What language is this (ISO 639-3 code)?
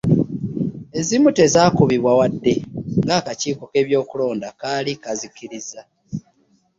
lug